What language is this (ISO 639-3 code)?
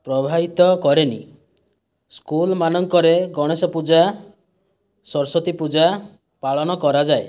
ori